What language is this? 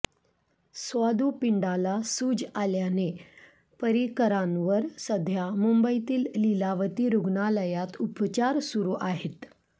Marathi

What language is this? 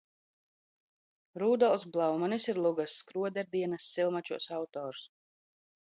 Latvian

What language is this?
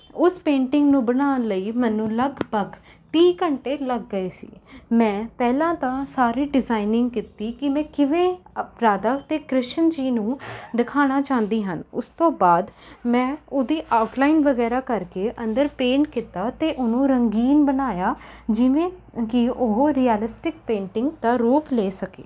Punjabi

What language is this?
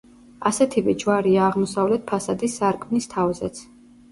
Georgian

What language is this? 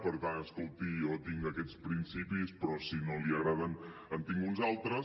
Catalan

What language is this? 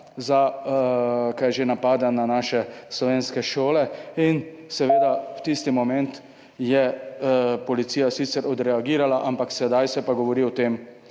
Slovenian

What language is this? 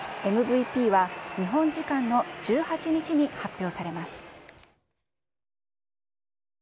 Japanese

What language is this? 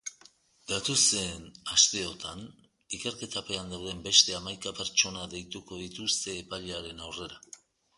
Basque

